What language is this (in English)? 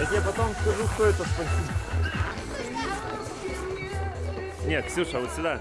Russian